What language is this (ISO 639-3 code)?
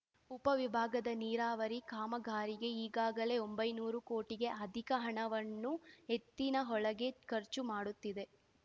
kan